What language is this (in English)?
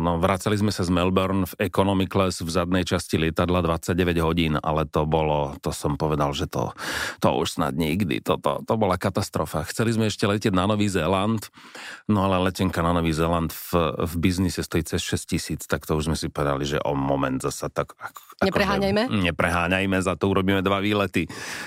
Slovak